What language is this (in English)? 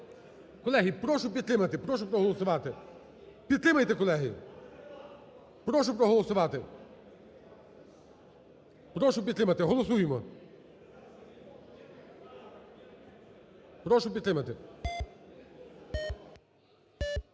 Ukrainian